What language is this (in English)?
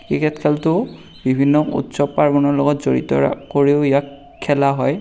Assamese